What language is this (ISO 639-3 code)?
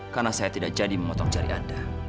ind